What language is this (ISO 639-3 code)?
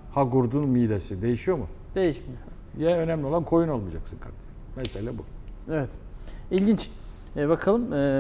tur